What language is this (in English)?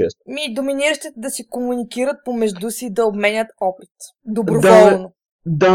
Bulgarian